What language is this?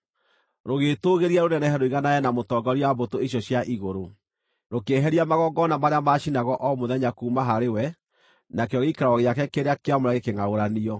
Kikuyu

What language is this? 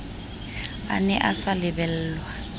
Southern Sotho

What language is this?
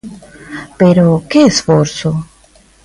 Galician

